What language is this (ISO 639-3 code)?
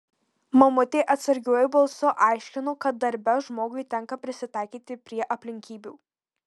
lit